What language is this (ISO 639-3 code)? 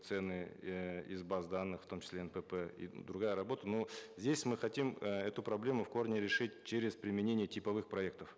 kaz